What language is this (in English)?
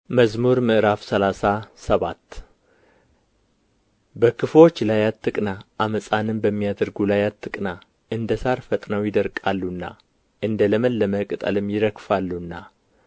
Amharic